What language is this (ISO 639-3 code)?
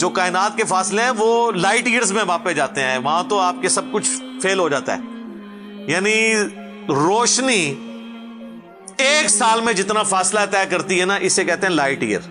urd